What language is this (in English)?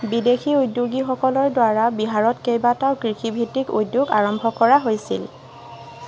Assamese